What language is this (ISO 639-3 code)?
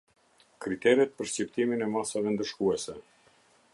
sqi